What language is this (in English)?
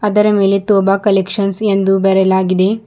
Kannada